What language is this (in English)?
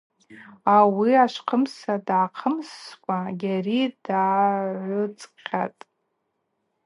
Abaza